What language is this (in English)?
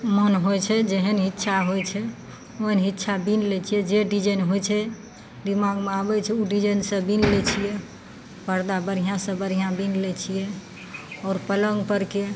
Maithili